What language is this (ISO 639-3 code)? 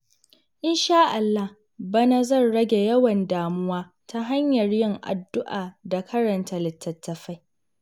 hau